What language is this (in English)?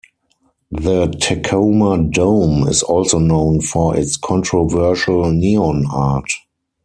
English